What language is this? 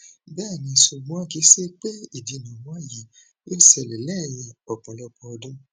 Yoruba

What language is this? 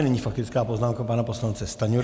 Czech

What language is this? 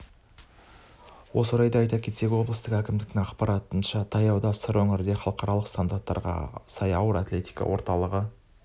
Kazakh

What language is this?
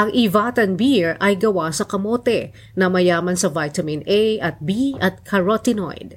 Filipino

